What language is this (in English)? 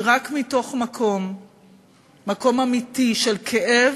Hebrew